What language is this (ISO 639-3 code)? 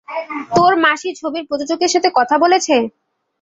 ben